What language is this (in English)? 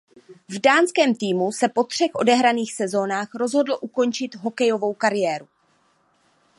Czech